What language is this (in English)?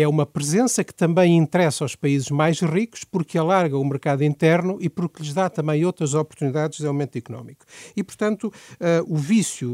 Portuguese